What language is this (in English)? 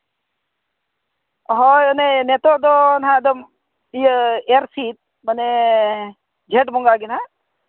Santali